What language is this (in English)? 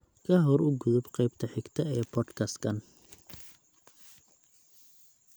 Somali